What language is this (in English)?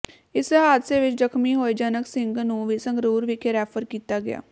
Punjabi